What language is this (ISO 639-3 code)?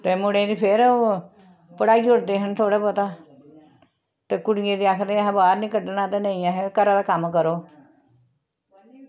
doi